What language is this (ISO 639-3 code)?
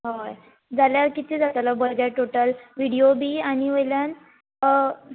kok